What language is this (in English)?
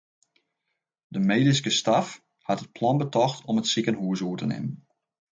Western Frisian